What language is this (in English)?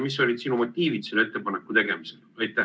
Estonian